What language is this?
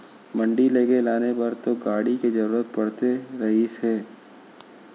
Chhattisgarhi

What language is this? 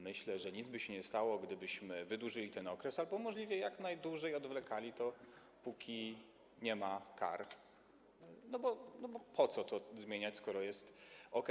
Polish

